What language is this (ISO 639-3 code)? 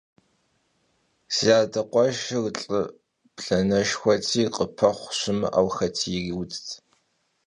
kbd